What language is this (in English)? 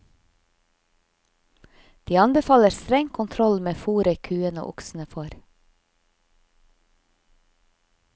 Norwegian